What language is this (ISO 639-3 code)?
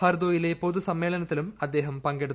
mal